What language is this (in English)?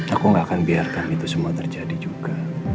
Indonesian